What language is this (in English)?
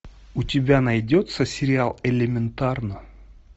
Russian